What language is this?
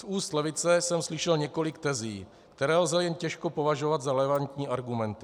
Czech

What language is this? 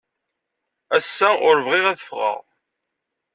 Kabyle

